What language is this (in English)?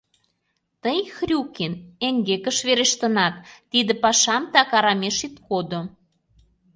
Mari